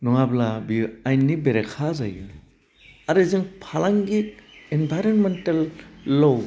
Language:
Bodo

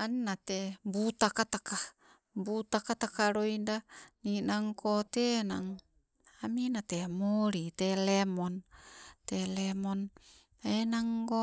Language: Sibe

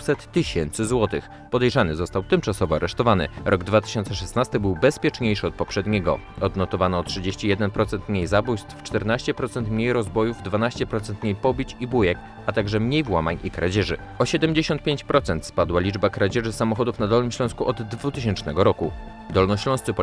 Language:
Polish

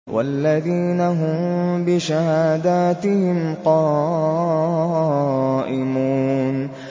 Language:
Arabic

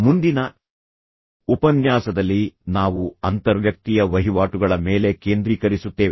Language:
Kannada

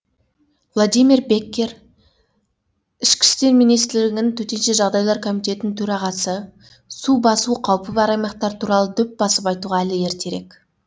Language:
Kazakh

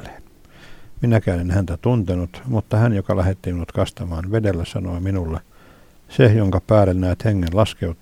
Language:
Finnish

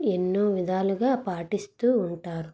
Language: Telugu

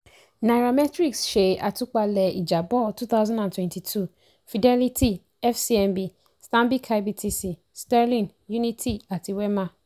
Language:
Yoruba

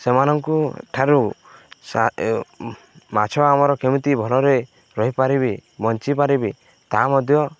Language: Odia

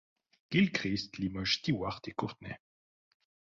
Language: French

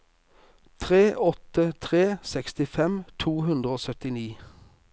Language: Norwegian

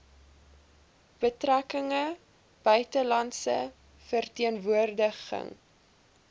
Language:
Afrikaans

